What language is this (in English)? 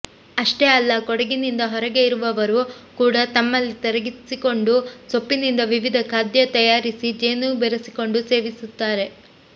Kannada